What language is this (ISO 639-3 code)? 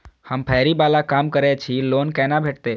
mai